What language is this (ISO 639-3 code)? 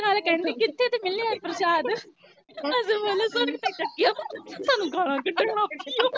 pan